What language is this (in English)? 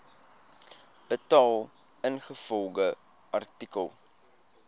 Afrikaans